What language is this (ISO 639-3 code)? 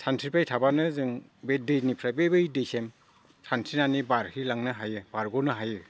brx